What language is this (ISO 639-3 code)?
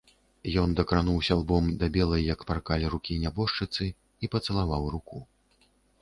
bel